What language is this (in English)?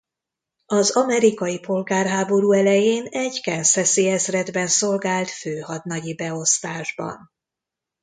Hungarian